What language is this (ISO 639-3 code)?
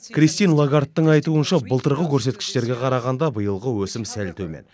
kaz